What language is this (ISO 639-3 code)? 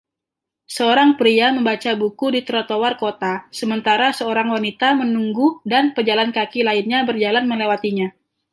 ind